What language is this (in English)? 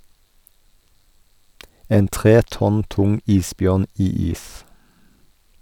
Norwegian